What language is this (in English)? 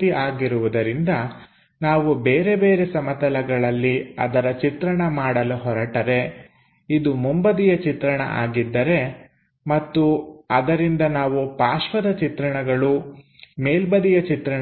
Kannada